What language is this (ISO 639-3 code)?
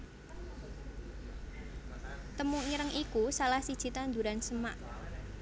jav